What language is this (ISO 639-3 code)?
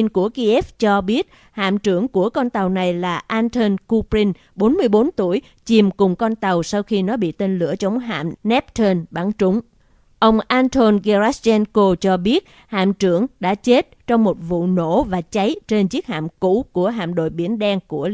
vie